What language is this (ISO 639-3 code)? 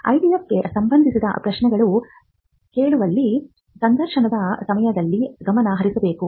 kan